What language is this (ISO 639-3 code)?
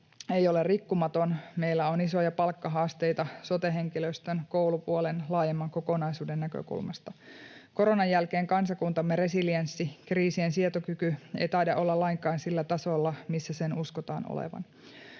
fin